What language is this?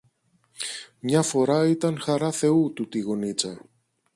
Greek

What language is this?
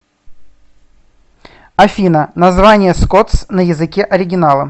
Russian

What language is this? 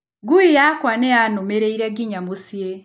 Kikuyu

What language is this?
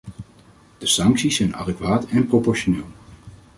Dutch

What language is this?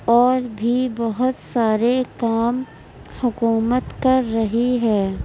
Urdu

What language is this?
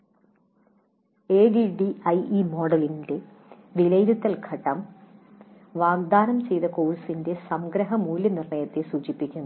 Malayalam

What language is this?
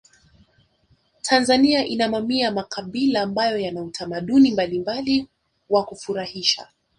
Swahili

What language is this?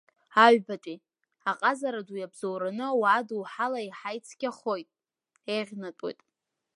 Abkhazian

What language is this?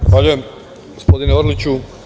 Serbian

